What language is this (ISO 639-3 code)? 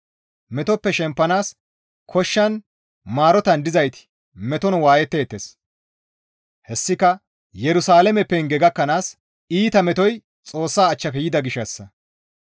gmv